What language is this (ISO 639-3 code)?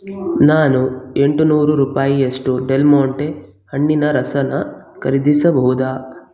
kan